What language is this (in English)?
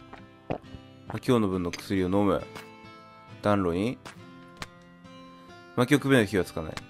Japanese